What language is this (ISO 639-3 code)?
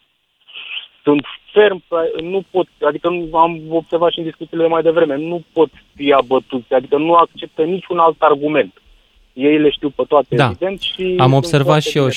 ron